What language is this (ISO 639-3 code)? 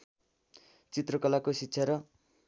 nep